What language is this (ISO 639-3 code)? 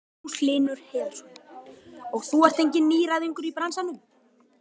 isl